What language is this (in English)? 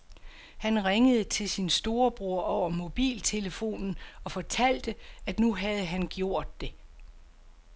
Danish